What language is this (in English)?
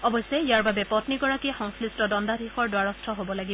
Assamese